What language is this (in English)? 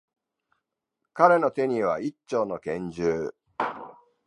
Japanese